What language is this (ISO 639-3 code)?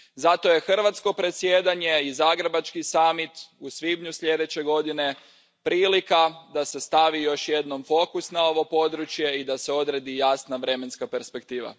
hrv